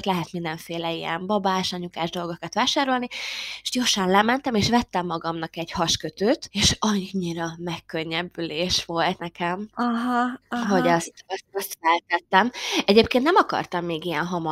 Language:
Hungarian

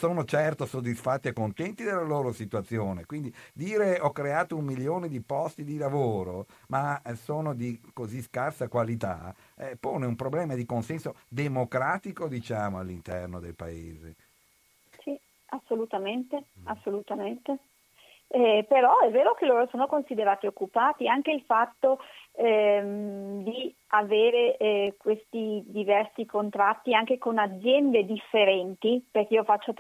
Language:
Italian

